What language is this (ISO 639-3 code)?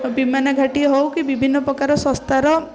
ori